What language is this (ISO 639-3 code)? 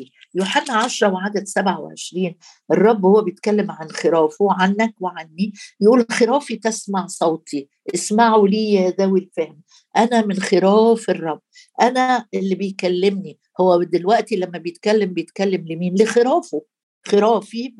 ara